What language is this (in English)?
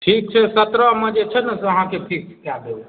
Maithili